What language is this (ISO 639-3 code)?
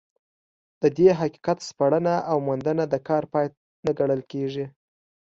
pus